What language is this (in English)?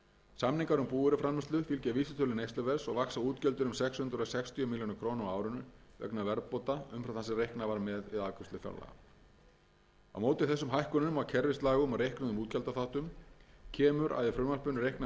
Icelandic